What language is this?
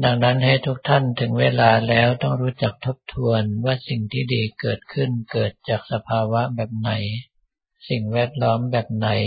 Thai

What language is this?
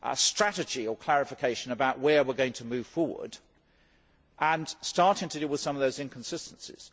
English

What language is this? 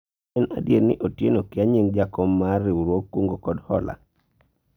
Luo (Kenya and Tanzania)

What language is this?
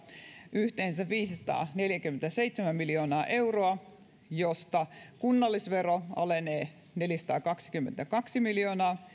Finnish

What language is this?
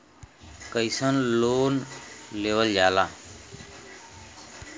Bhojpuri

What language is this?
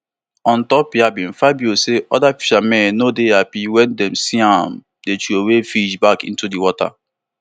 Nigerian Pidgin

